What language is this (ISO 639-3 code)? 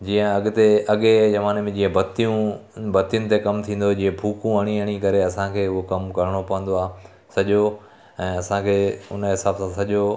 snd